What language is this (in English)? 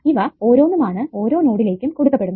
Malayalam